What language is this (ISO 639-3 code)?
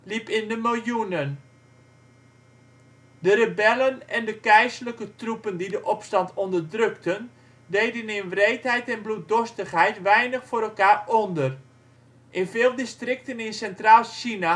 nld